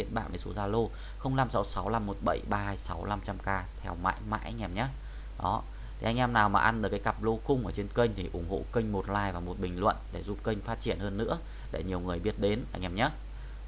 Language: Vietnamese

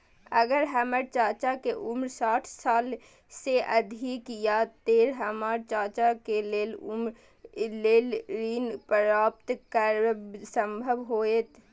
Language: Maithili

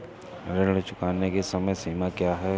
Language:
Hindi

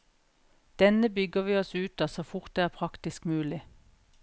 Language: Norwegian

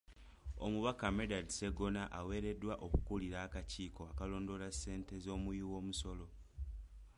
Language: Ganda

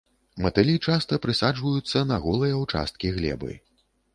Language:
Belarusian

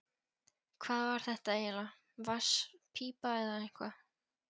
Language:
Icelandic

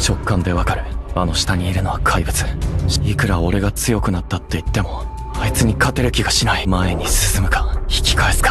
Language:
Japanese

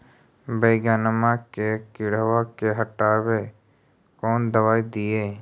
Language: Magahi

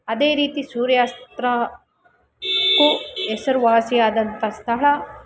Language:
Kannada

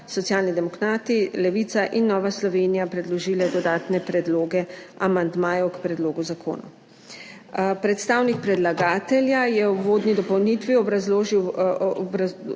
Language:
Slovenian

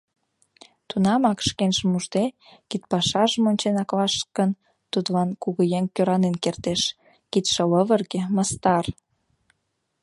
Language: Mari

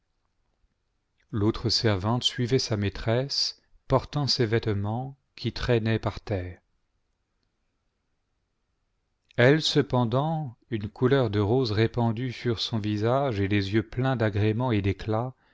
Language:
French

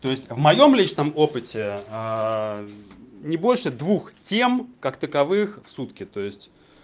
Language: Russian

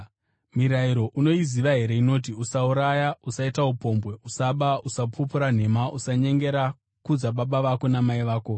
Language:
Shona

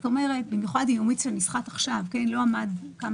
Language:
Hebrew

